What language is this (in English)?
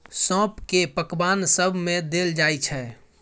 Maithili